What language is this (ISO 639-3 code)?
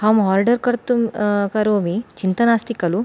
san